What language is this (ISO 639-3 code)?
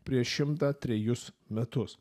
lit